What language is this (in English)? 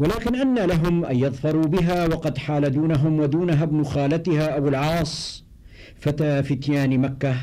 Arabic